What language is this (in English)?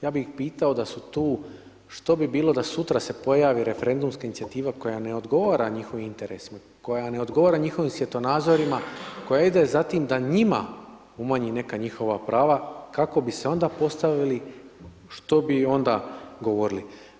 Croatian